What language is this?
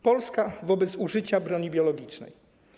Polish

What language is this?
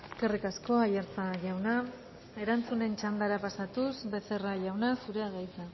Basque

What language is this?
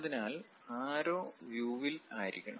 Malayalam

